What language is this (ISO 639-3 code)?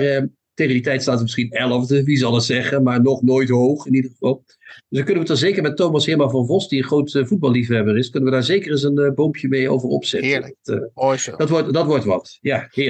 nld